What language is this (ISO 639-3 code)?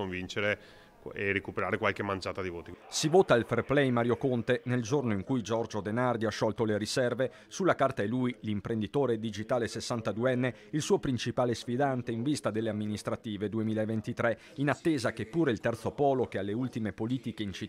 ita